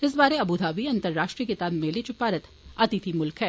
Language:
Dogri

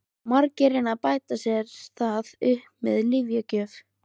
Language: Icelandic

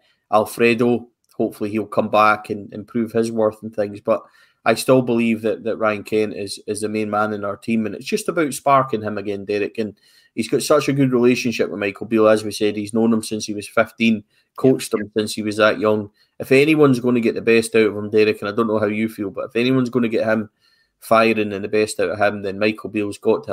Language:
English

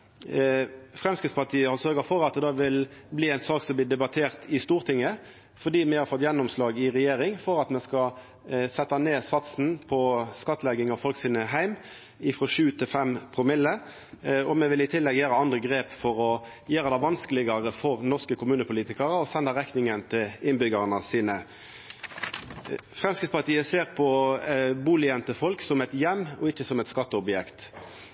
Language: Norwegian Nynorsk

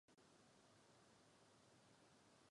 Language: Czech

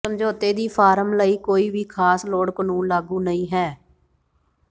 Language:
Punjabi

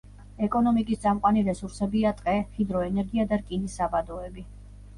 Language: Georgian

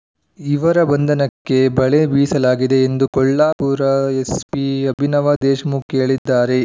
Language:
Kannada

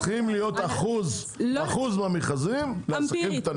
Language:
Hebrew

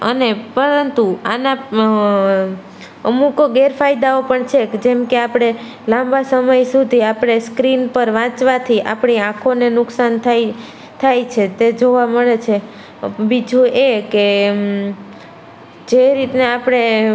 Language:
Gujarati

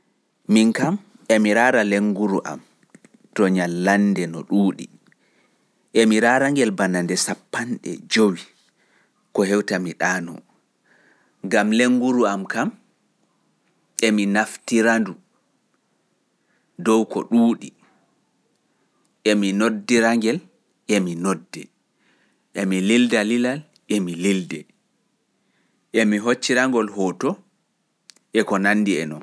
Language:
Fula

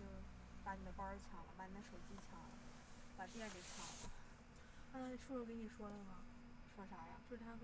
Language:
Chinese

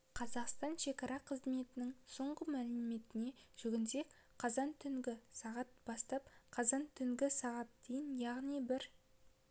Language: Kazakh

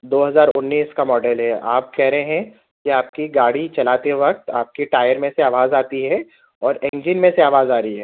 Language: Urdu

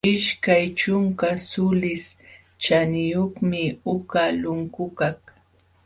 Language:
Jauja Wanca Quechua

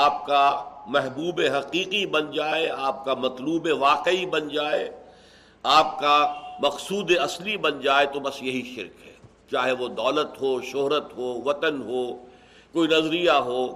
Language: Urdu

